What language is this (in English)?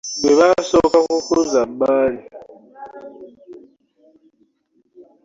Ganda